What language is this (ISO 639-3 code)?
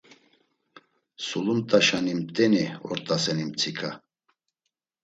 lzz